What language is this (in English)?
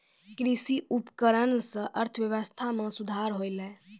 Maithili